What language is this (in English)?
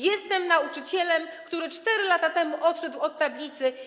Polish